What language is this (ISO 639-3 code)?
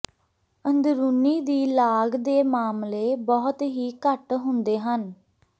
pan